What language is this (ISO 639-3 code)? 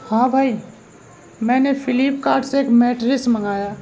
urd